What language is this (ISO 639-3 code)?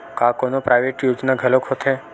hne